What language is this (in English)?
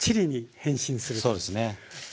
Japanese